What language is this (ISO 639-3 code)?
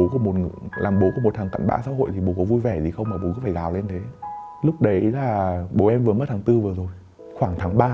vie